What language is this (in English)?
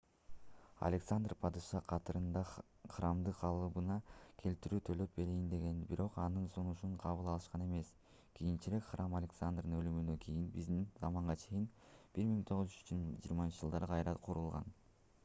Kyrgyz